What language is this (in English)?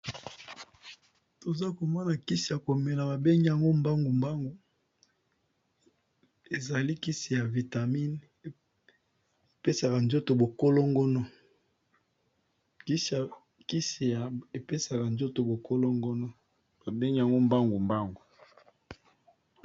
Lingala